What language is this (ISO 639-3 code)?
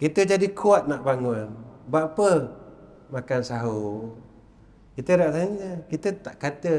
msa